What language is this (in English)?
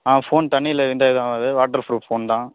Tamil